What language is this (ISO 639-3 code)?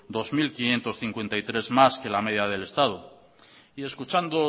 spa